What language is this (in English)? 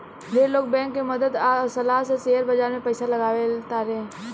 Bhojpuri